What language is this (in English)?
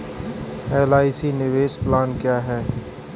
Hindi